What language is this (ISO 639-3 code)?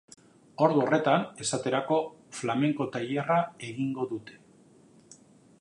eus